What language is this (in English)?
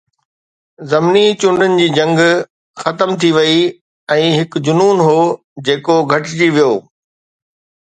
Sindhi